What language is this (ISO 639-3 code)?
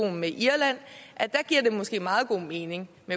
dan